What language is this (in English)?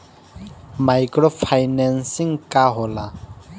Bhojpuri